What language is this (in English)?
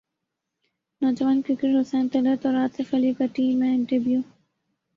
Urdu